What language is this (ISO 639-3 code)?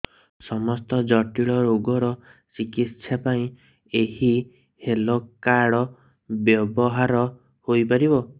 ori